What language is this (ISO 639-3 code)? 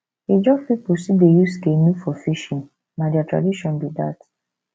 pcm